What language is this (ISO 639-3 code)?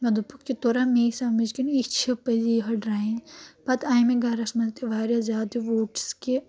kas